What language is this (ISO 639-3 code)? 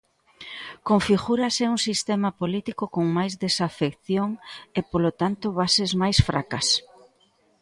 glg